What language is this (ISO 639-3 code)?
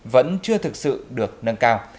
vie